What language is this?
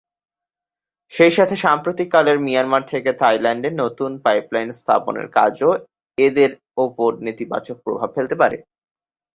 Bangla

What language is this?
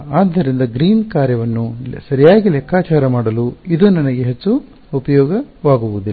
Kannada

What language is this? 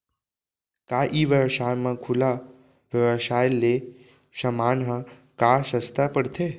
Chhattisgarhi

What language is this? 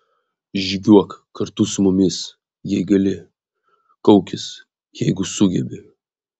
Lithuanian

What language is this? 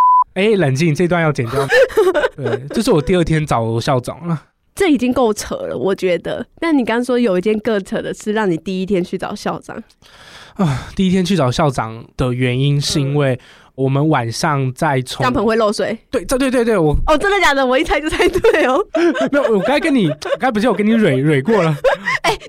Chinese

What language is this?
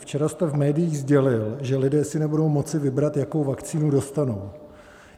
Czech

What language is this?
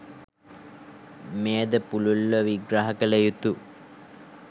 Sinhala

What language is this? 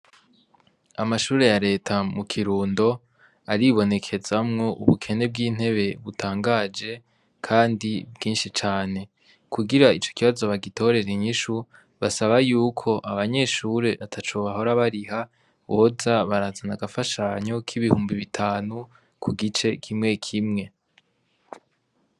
Rundi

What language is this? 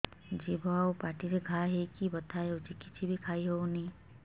Odia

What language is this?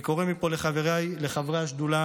Hebrew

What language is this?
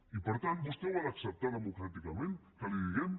Catalan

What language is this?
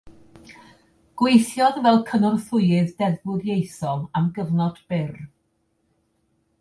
Welsh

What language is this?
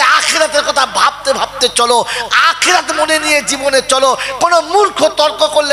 Arabic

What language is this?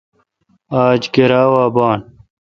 Kalkoti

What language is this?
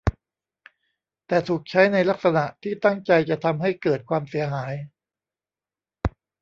Thai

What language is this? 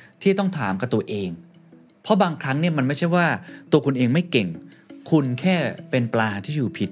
Thai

